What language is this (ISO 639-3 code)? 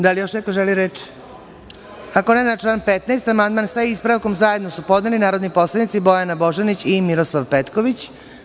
srp